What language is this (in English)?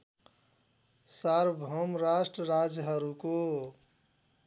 Nepali